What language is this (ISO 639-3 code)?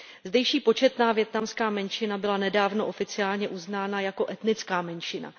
ces